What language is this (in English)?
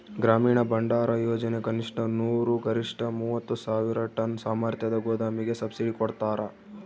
Kannada